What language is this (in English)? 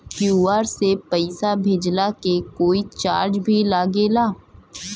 Bhojpuri